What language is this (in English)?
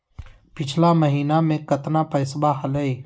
Magahi